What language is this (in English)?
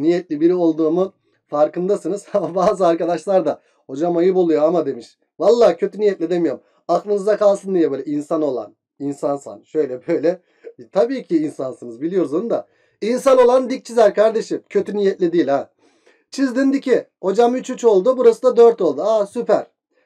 Turkish